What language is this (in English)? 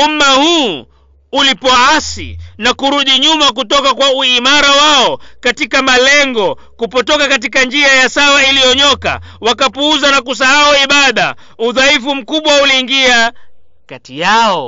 Swahili